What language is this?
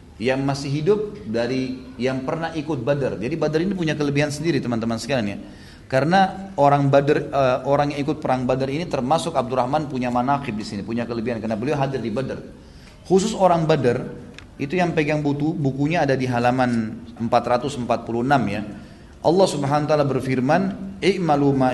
Indonesian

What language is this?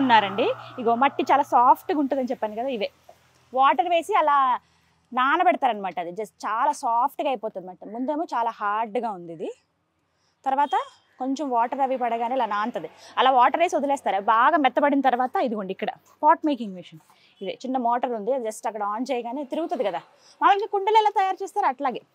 Telugu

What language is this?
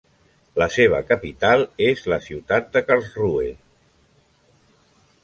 Catalan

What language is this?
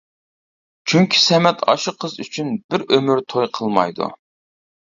Uyghur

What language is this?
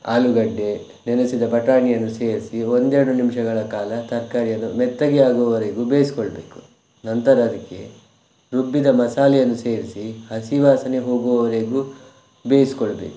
Kannada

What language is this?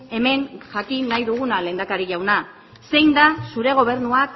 Basque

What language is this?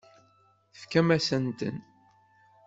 Kabyle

